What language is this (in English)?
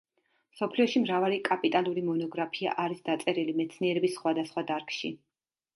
Georgian